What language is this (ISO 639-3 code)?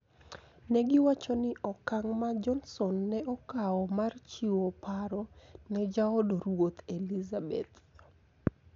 luo